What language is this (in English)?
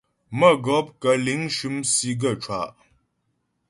Ghomala